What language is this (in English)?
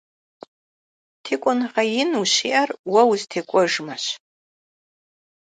Kabardian